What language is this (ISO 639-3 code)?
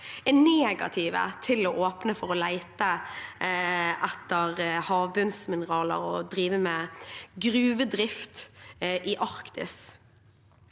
nor